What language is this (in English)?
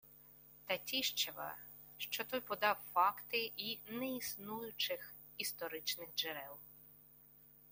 Ukrainian